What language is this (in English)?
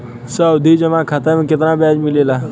Bhojpuri